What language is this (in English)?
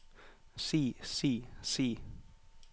Norwegian